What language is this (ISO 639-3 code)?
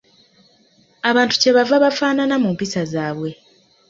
lug